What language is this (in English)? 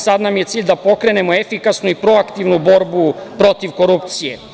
Serbian